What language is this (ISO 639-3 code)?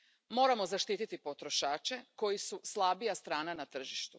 hrv